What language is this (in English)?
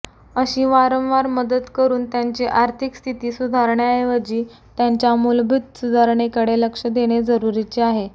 Marathi